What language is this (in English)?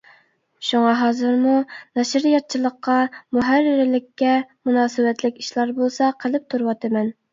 Uyghur